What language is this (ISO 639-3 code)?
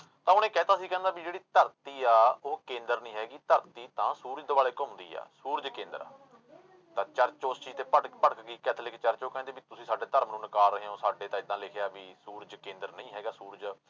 pan